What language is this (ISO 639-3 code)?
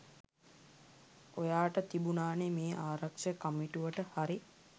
sin